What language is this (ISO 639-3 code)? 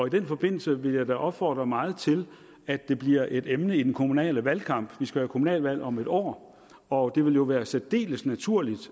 dan